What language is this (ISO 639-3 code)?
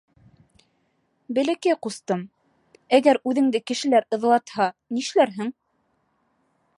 bak